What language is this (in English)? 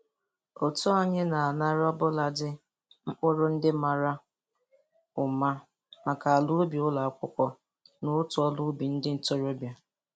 Igbo